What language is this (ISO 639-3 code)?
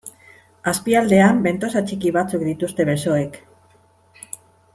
eus